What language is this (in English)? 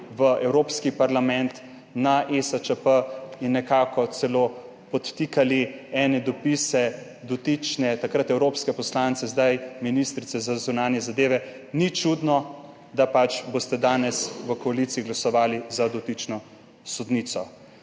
Slovenian